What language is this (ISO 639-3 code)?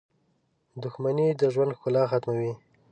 pus